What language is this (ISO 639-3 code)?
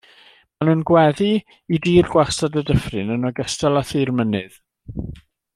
cym